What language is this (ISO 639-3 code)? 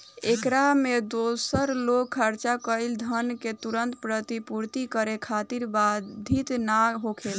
bho